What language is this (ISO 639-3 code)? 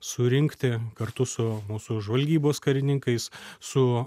lit